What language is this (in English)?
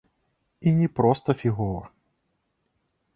Belarusian